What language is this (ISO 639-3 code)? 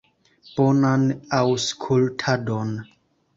epo